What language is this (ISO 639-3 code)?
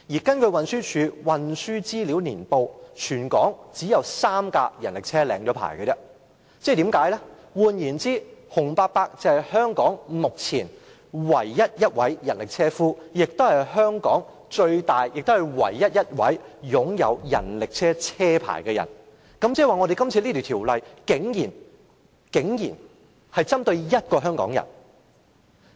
yue